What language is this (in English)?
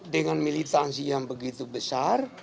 Indonesian